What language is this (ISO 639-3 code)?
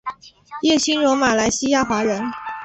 zho